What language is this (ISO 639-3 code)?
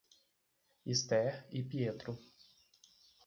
por